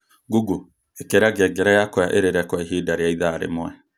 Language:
Kikuyu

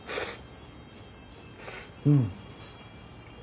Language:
Japanese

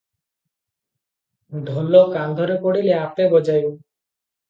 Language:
Odia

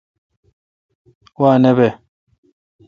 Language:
Kalkoti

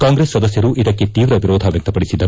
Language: Kannada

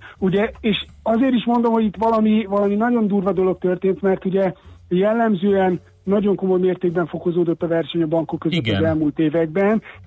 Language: Hungarian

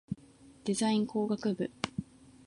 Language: Japanese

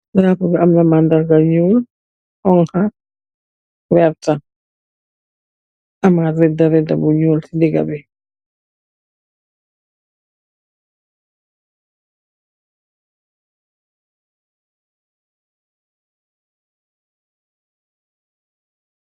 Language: Wolof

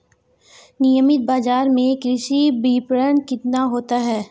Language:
Hindi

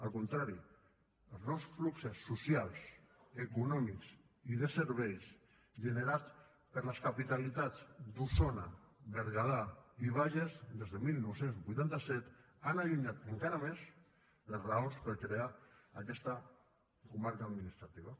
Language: Catalan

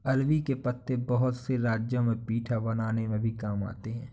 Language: Hindi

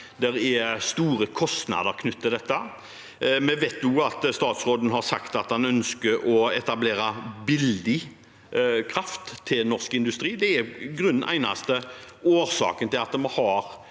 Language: Norwegian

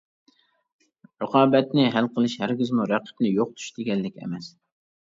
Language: Uyghur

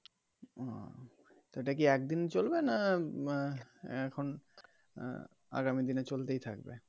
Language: Bangla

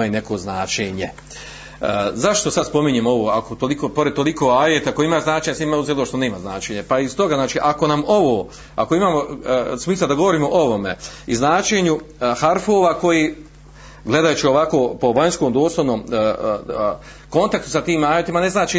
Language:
Croatian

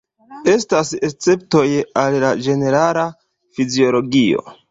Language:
Esperanto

